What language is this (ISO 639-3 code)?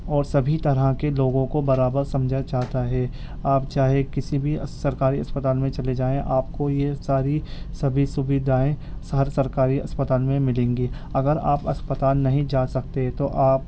urd